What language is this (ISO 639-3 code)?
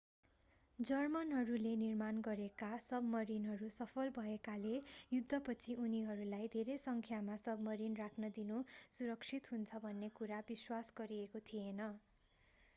nep